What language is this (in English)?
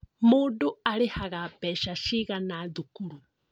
Kikuyu